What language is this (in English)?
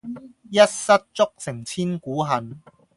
Cantonese